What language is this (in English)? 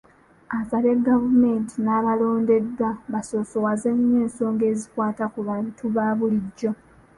Ganda